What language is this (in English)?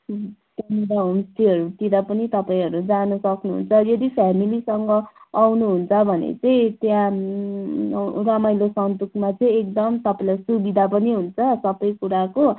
Nepali